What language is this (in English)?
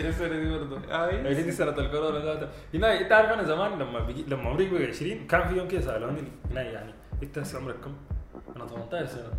Arabic